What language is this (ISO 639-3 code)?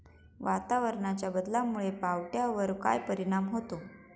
mar